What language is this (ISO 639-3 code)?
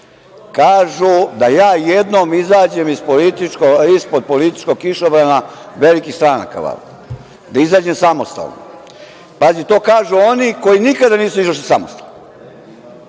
srp